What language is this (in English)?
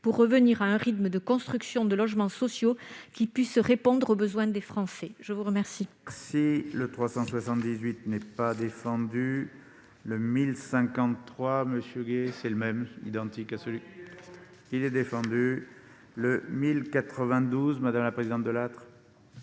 French